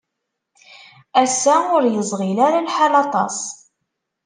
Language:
Kabyle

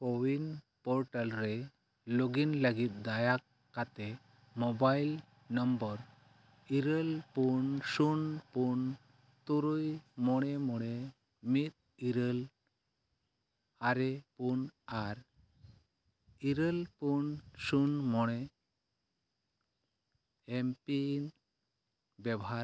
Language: Santali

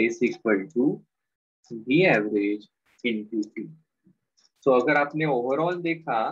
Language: Hindi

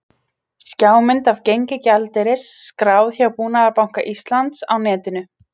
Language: Icelandic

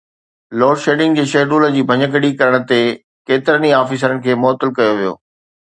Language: Sindhi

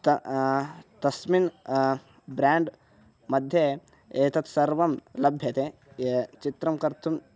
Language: Sanskrit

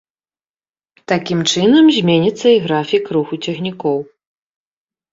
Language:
Belarusian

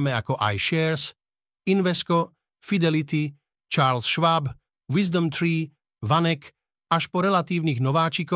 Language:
Slovak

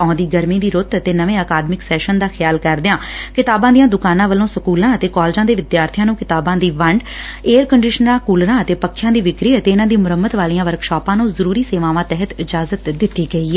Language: Punjabi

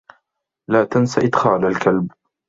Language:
Arabic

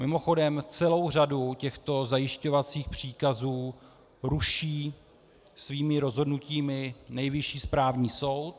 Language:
Czech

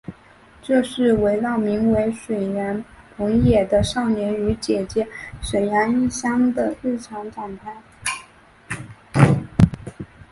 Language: Chinese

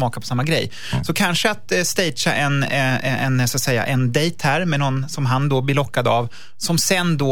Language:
Swedish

